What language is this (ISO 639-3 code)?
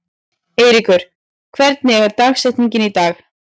isl